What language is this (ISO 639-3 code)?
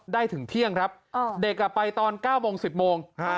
tha